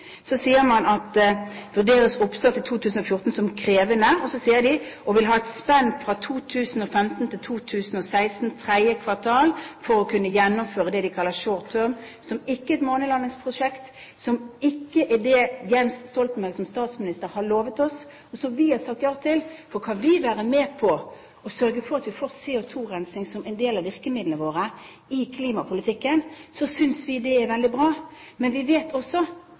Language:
Norwegian Bokmål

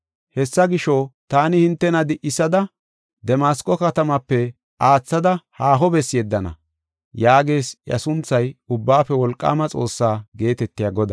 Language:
Gofa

